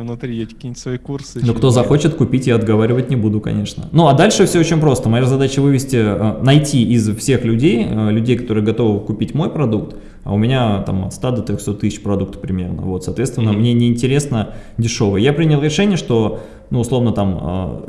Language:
Russian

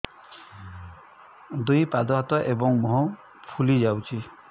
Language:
Odia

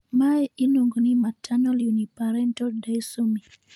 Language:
Luo (Kenya and Tanzania)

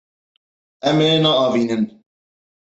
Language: Kurdish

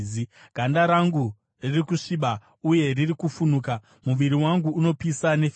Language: Shona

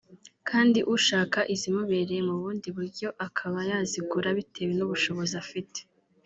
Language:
Kinyarwanda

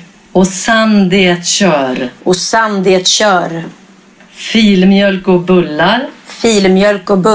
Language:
Swedish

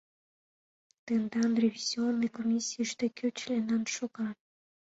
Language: Mari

